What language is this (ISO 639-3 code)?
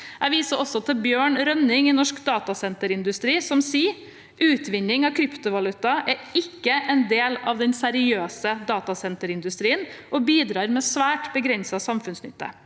nor